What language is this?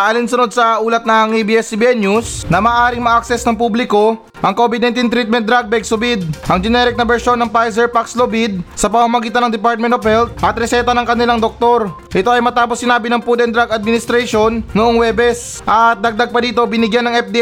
Filipino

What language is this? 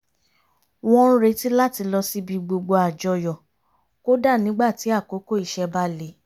Yoruba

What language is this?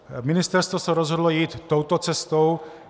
Czech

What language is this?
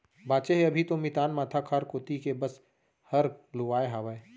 Chhattisgarhi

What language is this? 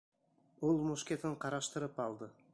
Bashkir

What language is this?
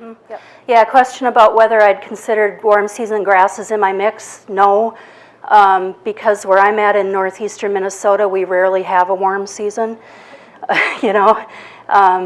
English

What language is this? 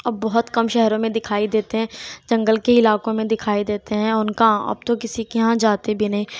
Urdu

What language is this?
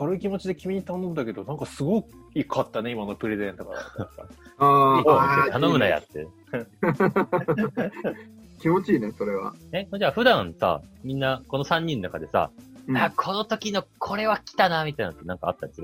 Japanese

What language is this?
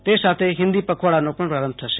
Gujarati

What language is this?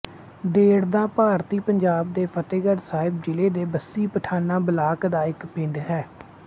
Punjabi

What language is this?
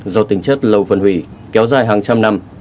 Vietnamese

